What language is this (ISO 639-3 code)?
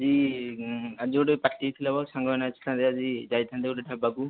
ori